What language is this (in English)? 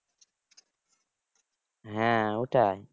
Bangla